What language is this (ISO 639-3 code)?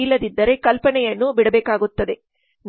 kan